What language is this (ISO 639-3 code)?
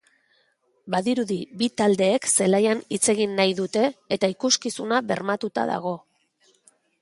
eus